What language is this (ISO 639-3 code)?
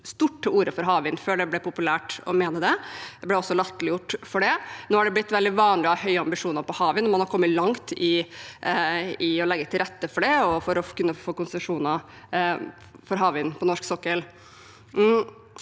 nor